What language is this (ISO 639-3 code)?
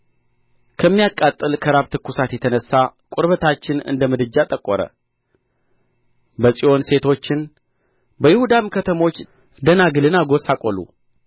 amh